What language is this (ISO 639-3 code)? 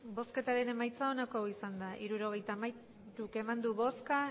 eus